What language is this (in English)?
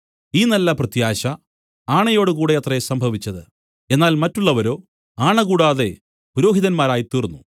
Malayalam